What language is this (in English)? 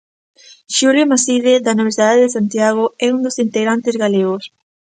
Galician